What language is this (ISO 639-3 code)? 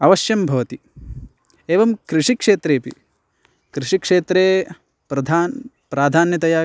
san